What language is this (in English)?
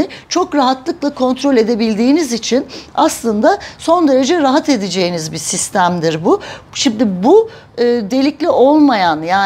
Turkish